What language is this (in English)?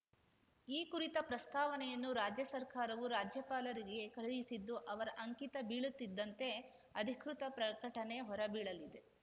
Kannada